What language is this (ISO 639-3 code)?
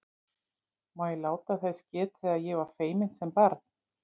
isl